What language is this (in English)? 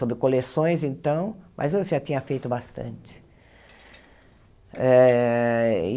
Portuguese